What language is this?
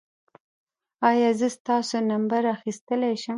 Pashto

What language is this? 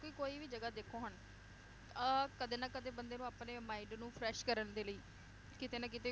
Punjabi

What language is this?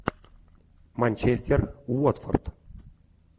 Russian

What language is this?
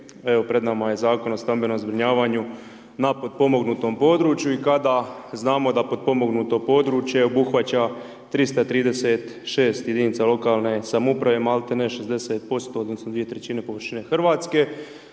Croatian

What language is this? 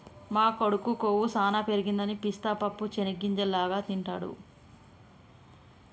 Telugu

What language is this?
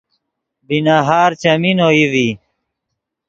Yidgha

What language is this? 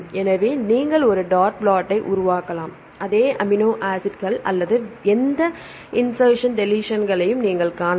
Tamil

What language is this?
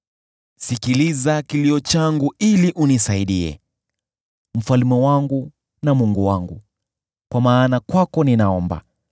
Swahili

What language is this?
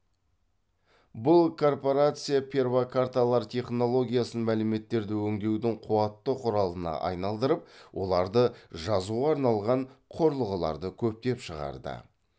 Kazakh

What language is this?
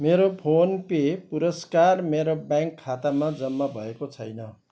Nepali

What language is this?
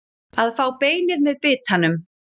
Icelandic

